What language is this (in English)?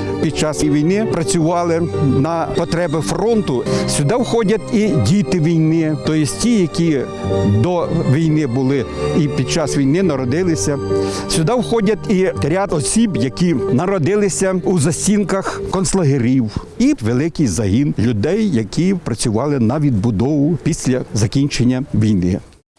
Ukrainian